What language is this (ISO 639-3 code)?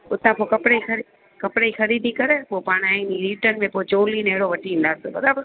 snd